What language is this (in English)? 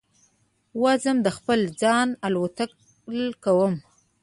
Pashto